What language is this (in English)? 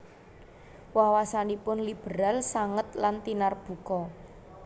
Javanese